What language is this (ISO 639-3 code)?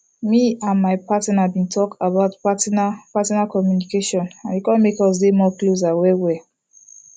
pcm